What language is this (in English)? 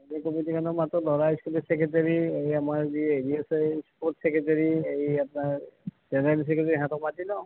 Assamese